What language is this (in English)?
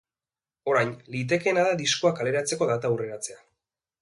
Basque